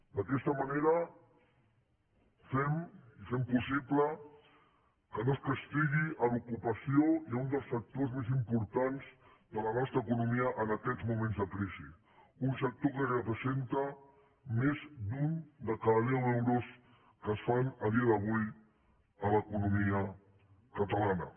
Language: Catalan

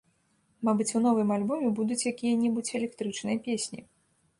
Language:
Belarusian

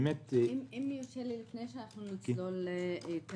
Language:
Hebrew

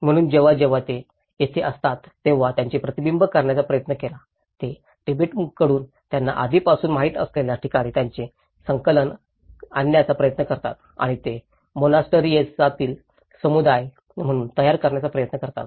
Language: Marathi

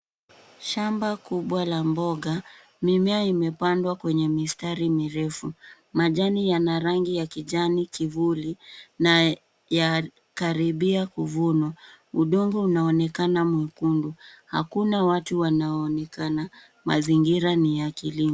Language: Swahili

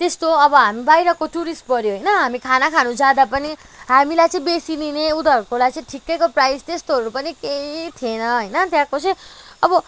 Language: Nepali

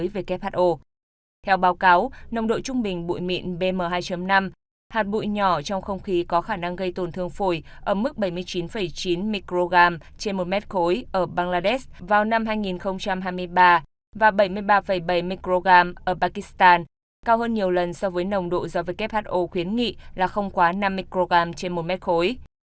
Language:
Vietnamese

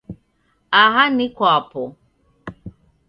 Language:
Taita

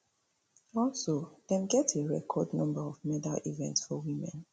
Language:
Nigerian Pidgin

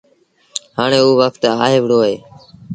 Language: Sindhi Bhil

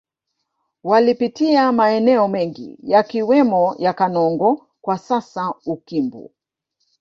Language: Swahili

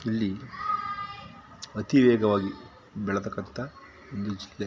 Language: Kannada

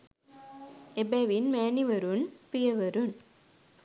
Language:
Sinhala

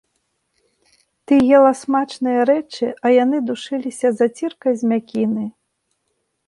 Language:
Belarusian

